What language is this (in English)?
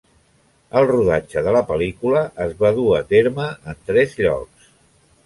Catalan